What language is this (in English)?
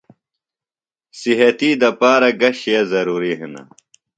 Phalura